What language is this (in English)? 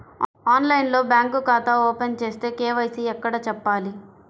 Telugu